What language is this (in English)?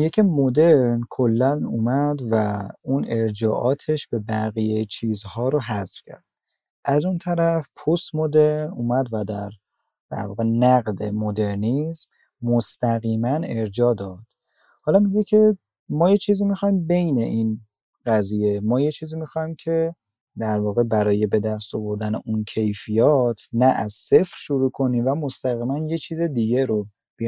Persian